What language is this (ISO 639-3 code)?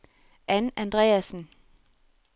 dan